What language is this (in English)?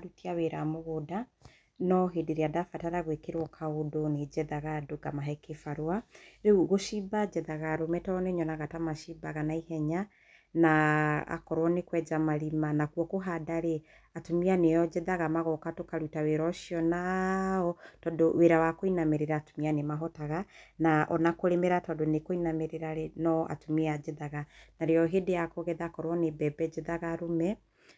Kikuyu